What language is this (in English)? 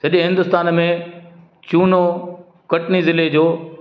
Sindhi